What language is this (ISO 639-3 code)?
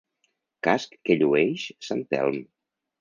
cat